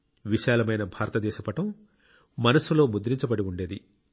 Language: Telugu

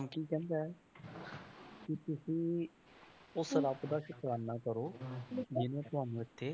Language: Punjabi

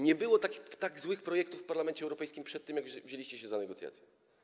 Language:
Polish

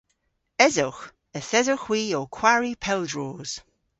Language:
Cornish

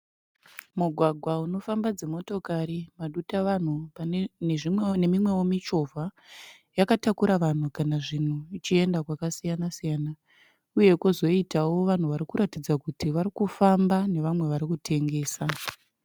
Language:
Shona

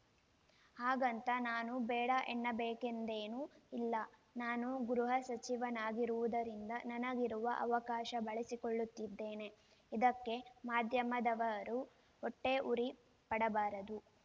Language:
Kannada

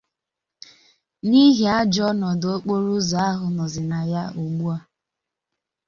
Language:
Igbo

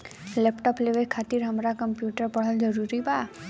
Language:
Bhojpuri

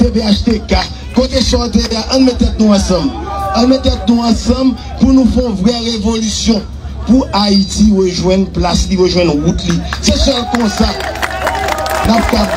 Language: French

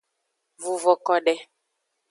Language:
Aja (Benin)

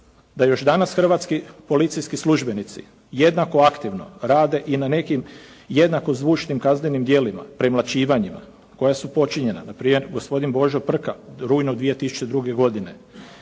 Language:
Croatian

